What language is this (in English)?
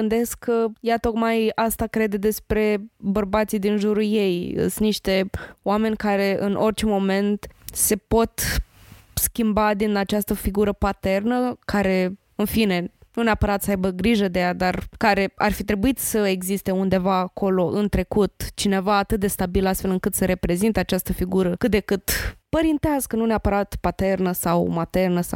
Romanian